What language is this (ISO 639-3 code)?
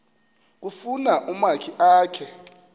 xho